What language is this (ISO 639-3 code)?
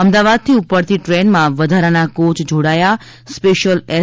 guj